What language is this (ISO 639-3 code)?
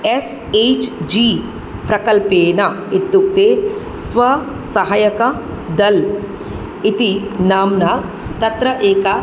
san